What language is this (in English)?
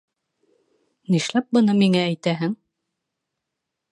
Bashkir